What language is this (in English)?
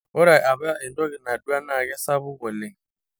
Masai